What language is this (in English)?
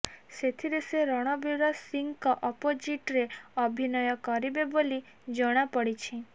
Odia